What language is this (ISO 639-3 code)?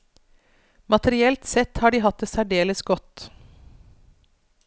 nor